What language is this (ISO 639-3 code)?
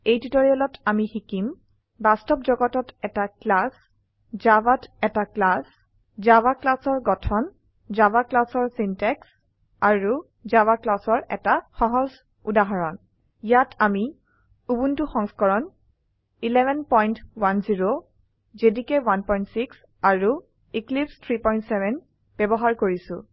asm